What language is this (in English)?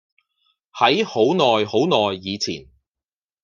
Cantonese